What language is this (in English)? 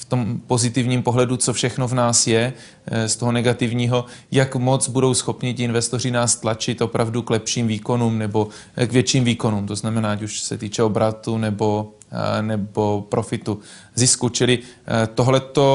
Czech